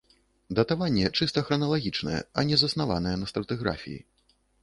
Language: Belarusian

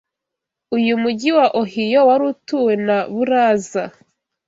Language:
Kinyarwanda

